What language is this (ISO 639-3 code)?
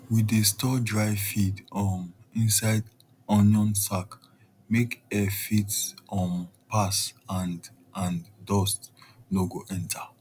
pcm